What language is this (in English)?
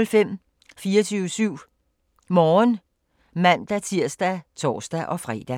Danish